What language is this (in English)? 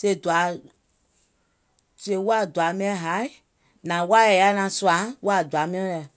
Gola